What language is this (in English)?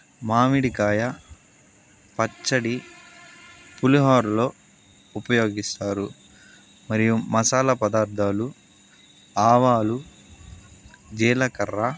Telugu